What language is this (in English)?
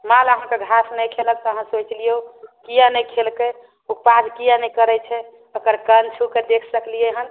Maithili